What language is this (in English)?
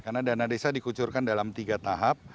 Indonesian